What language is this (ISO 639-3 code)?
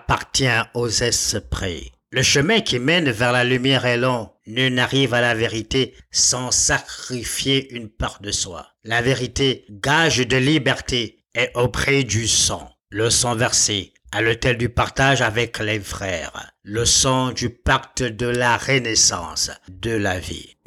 fra